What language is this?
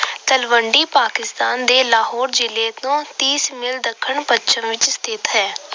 Punjabi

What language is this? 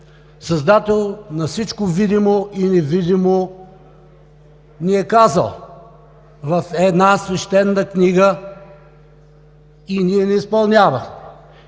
Bulgarian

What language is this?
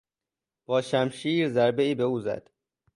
Persian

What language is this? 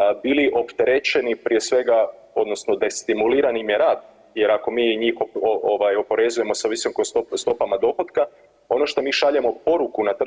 Croatian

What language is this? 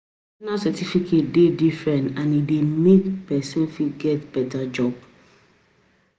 Nigerian Pidgin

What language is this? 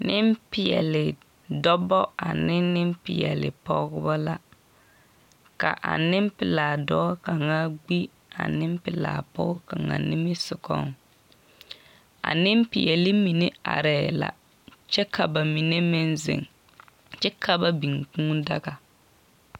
Southern Dagaare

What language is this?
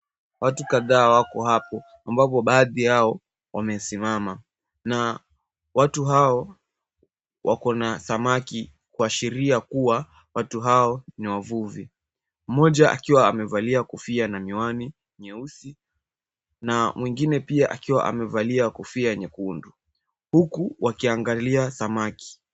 Swahili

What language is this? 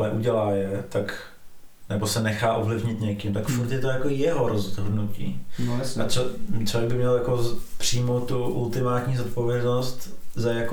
Czech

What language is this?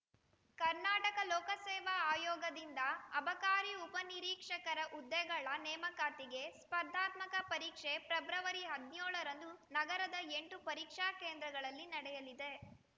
Kannada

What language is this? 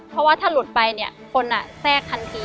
Thai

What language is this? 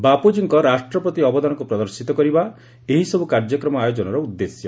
Odia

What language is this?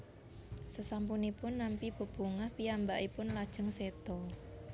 Javanese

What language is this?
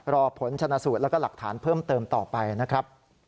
Thai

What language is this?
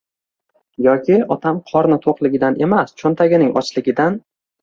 Uzbek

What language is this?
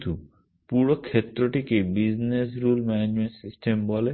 Bangla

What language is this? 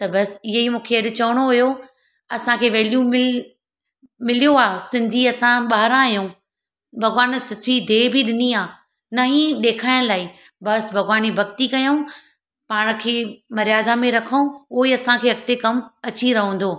Sindhi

